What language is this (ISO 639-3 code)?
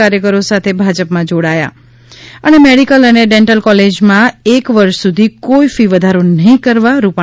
guj